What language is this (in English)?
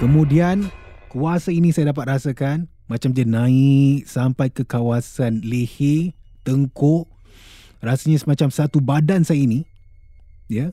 Malay